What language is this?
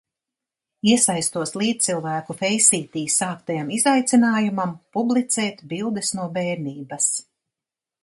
Latvian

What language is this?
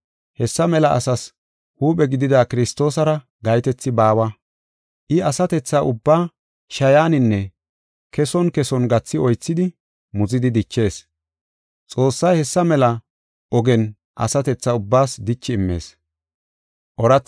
Gofa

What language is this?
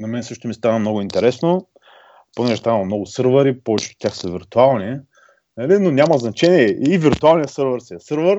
Bulgarian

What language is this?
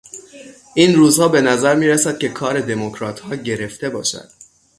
Persian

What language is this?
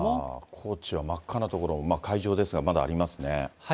Japanese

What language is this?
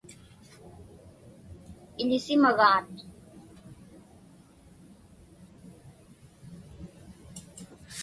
Inupiaq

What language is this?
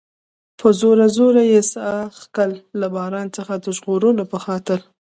Pashto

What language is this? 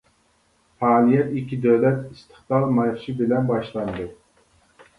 Uyghur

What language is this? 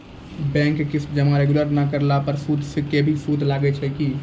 Maithili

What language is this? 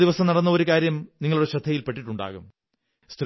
Malayalam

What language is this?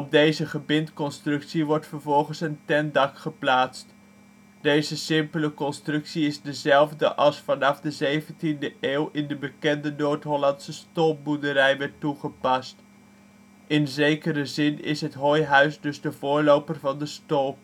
Dutch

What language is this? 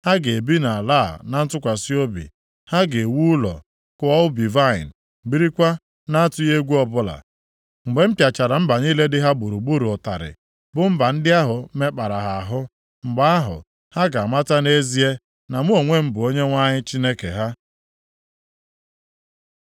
Igbo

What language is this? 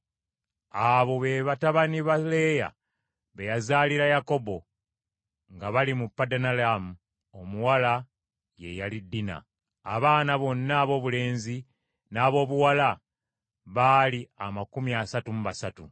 Ganda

